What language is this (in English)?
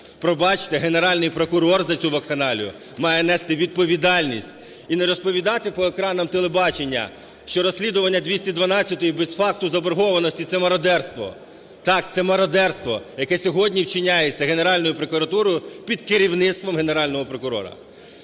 Ukrainian